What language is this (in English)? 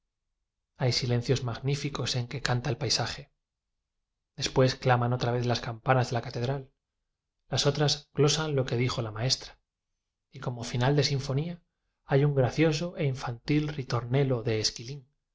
Spanish